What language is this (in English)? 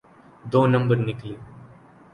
Urdu